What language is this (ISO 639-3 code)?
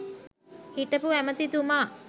sin